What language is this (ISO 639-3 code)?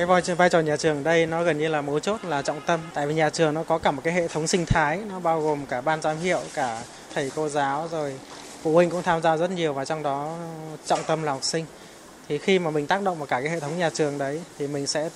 vie